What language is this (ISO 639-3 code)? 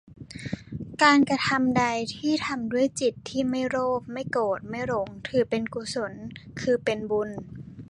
tha